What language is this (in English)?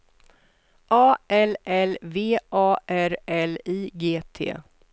Swedish